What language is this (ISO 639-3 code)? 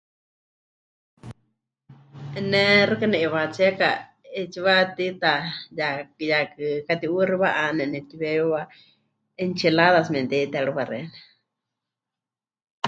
hch